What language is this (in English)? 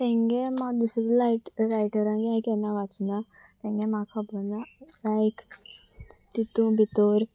Konkani